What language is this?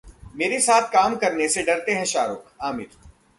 Hindi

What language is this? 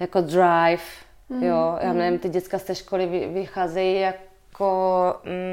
Czech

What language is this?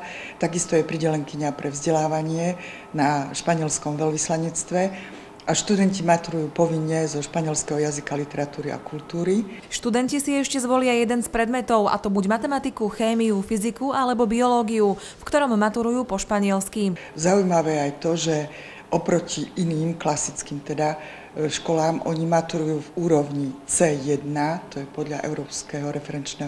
Slovak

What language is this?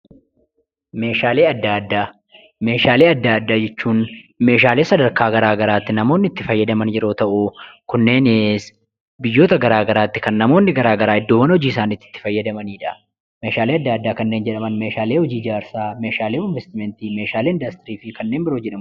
Oromo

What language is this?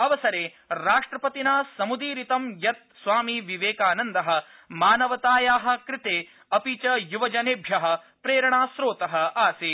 Sanskrit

